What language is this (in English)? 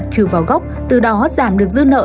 Vietnamese